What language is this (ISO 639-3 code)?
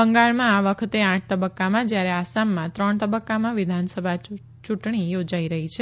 guj